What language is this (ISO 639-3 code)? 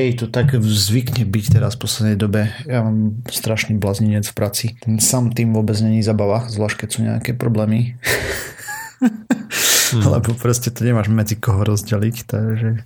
slk